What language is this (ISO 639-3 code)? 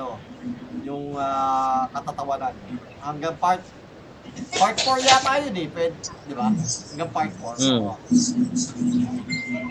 fil